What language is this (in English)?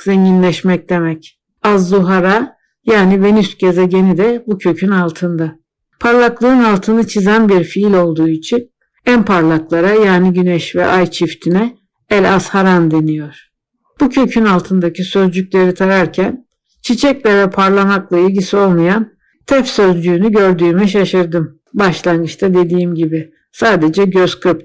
Turkish